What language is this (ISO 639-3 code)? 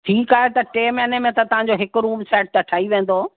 snd